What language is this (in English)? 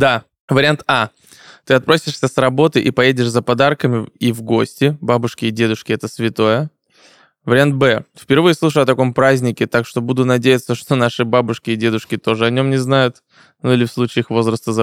Russian